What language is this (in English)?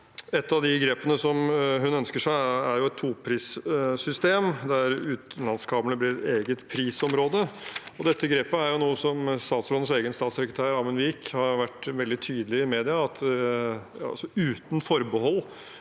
Norwegian